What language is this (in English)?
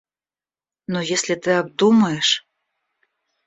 Russian